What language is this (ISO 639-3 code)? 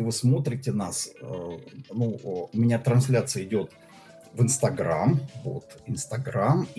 rus